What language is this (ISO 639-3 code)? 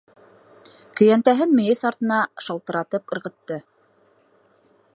bak